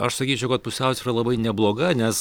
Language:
Lithuanian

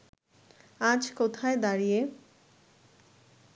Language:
Bangla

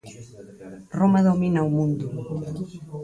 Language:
Galician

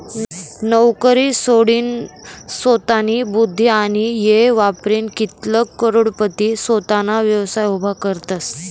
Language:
Marathi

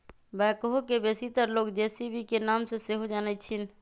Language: Magahi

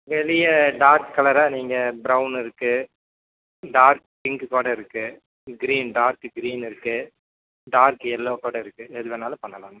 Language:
Tamil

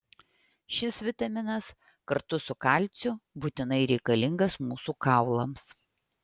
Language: Lithuanian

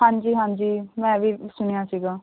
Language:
Punjabi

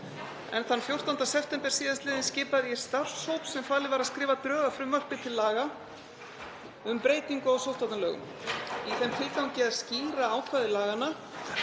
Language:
Icelandic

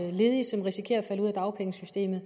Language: Danish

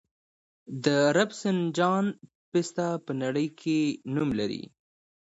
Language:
Pashto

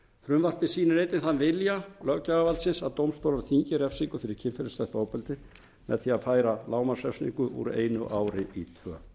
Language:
Icelandic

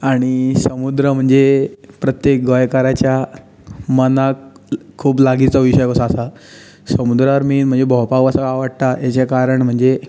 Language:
Konkani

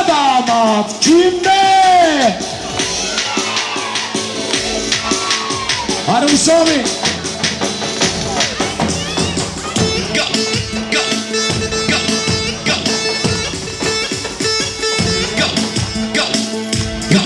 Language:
Turkish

